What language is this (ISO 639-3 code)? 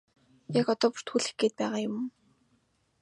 mon